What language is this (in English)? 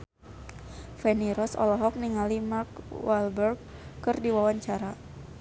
Sundanese